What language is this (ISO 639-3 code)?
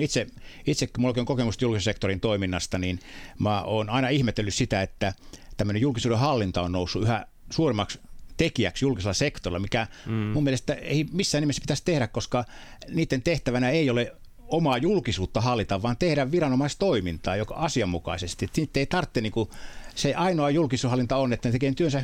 fin